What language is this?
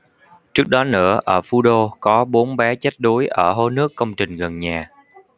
Vietnamese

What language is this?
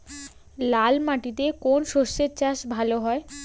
Bangla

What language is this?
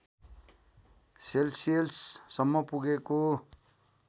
Nepali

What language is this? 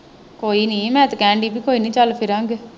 Punjabi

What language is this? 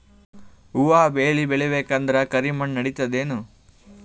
Kannada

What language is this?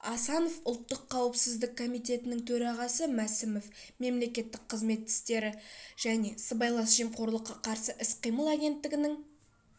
Kazakh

